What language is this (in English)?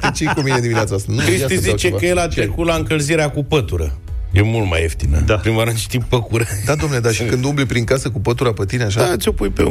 Romanian